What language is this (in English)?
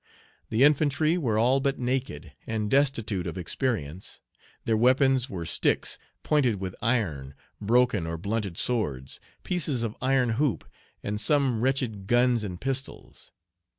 English